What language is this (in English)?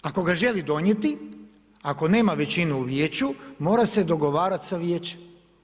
Croatian